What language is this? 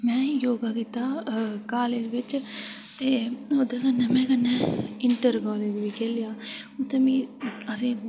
Dogri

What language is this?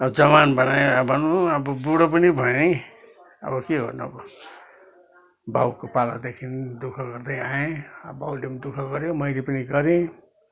Nepali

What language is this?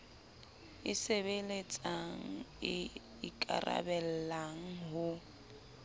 Southern Sotho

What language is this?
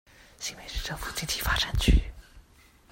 Chinese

